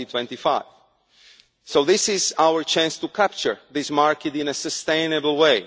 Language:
English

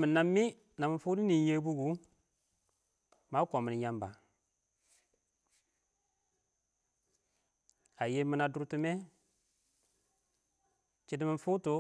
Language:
Awak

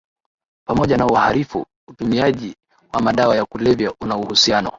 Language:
Swahili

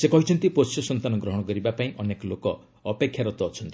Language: Odia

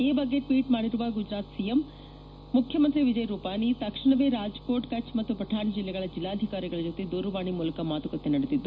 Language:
Kannada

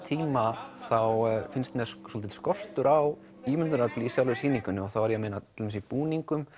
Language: Icelandic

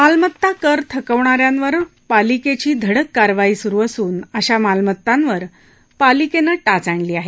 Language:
Marathi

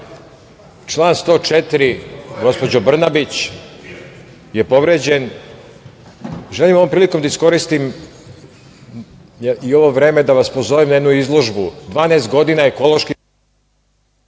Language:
Serbian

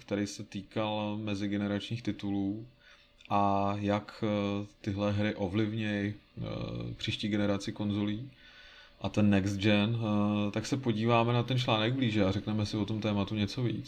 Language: Czech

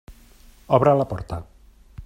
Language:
Catalan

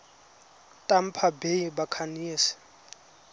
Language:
Tswana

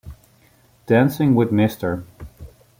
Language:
Spanish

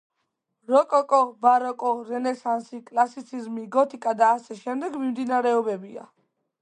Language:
Georgian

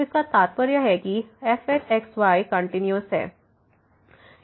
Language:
Hindi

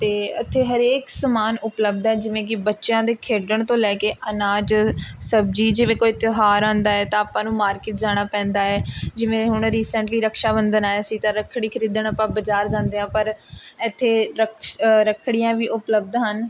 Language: Punjabi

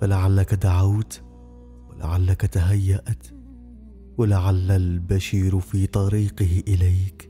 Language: Arabic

